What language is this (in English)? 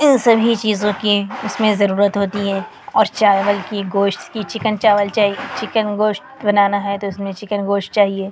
Urdu